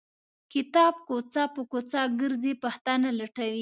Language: Pashto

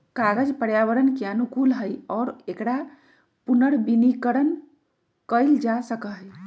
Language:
Magahi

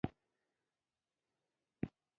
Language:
Pashto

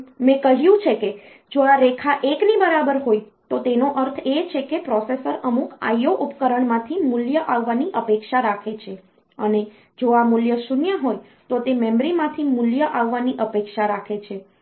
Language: Gujarati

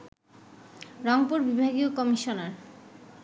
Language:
Bangla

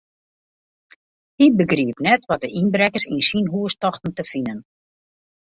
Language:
Western Frisian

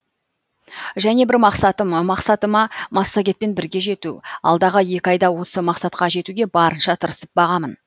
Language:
Kazakh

